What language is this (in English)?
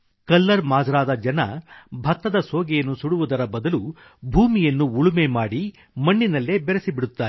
Kannada